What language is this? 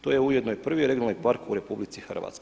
Croatian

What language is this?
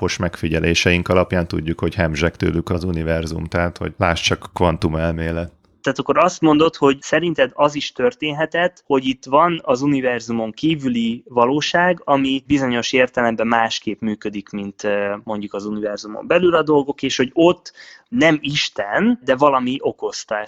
Hungarian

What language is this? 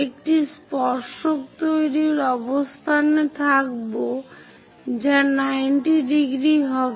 Bangla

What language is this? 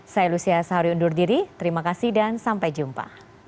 Indonesian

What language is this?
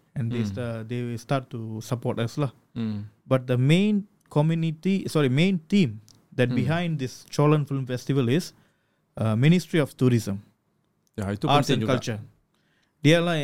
Malay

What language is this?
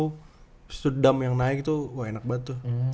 Indonesian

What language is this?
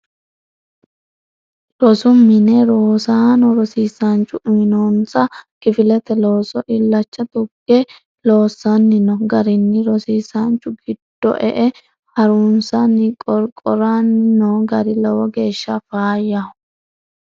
Sidamo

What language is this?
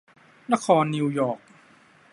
Thai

